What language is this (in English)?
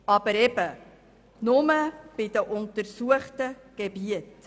Swiss German